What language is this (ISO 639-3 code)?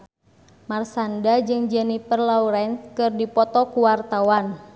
sun